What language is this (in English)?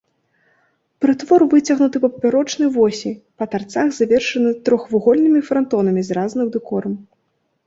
Belarusian